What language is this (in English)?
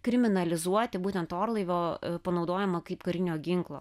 Lithuanian